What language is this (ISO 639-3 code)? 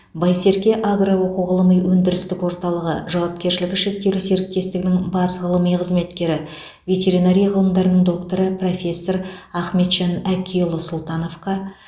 kaz